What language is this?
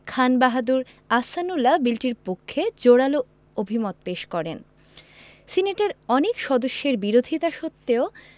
Bangla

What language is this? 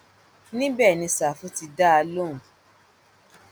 Yoruba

